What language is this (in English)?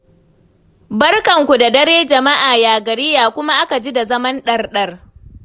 Hausa